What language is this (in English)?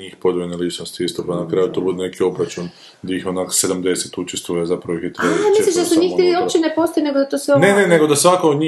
Croatian